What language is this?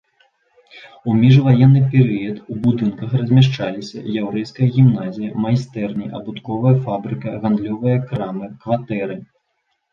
Belarusian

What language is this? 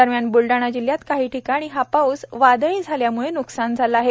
Marathi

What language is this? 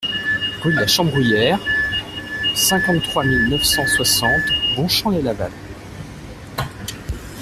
French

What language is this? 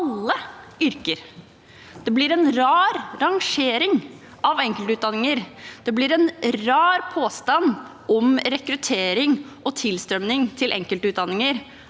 Norwegian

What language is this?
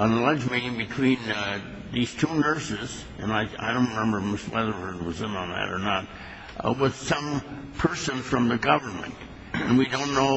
English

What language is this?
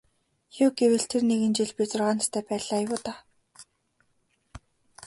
Mongolian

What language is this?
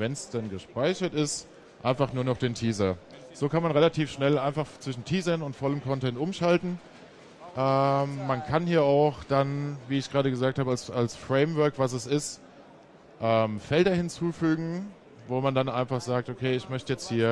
German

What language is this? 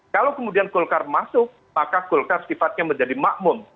Indonesian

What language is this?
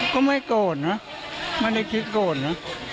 Thai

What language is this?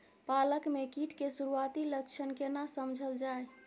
Maithili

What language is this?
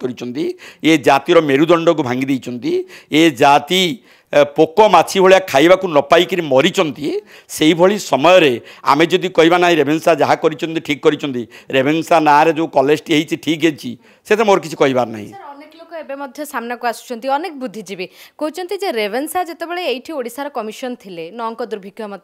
Bangla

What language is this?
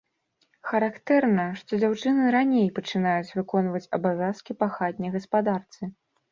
Belarusian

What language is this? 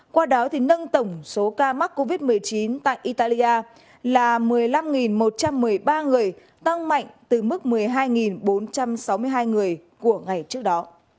Vietnamese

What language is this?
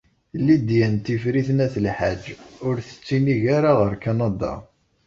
Kabyle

